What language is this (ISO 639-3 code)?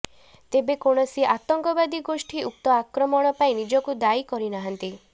ori